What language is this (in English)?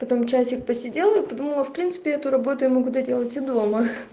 Russian